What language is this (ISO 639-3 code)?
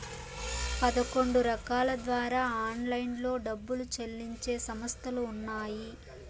tel